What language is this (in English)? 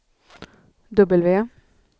Swedish